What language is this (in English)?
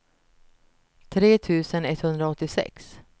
Swedish